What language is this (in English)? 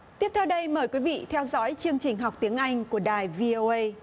Vietnamese